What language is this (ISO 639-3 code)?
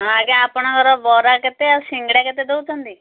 ori